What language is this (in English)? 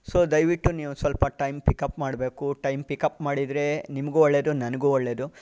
Kannada